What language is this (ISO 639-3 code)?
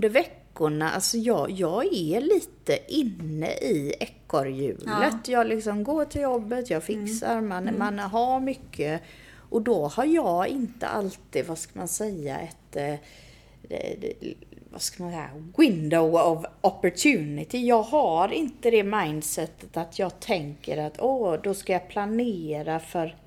swe